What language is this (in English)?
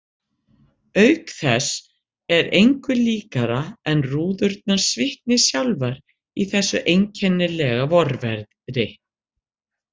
Icelandic